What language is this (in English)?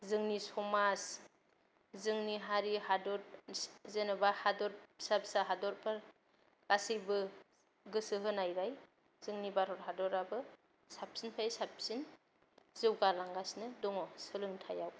Bodo